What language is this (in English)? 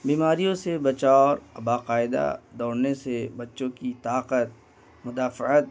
Urdu